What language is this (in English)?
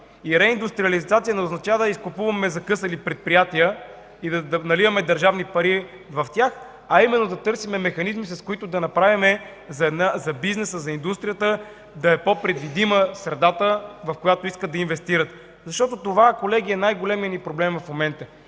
Bulgarian